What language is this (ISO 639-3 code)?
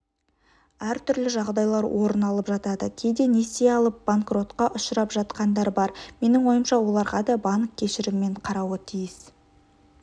kaz